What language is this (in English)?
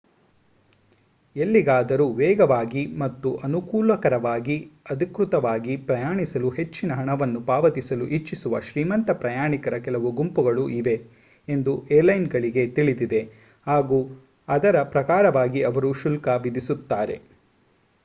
Kannada